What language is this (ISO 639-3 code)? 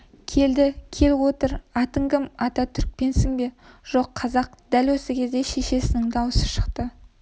kaz